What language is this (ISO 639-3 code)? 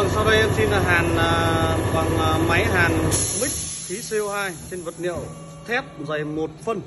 vie